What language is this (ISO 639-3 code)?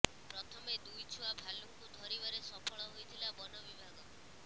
ori